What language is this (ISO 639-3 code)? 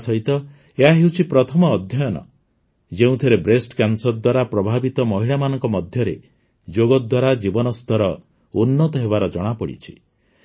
ori